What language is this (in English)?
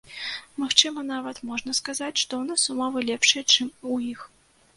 Belarusian